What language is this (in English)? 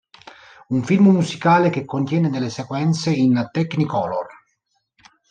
Italian